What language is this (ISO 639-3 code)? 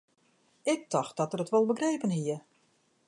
fry